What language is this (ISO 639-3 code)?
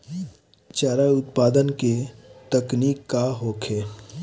bho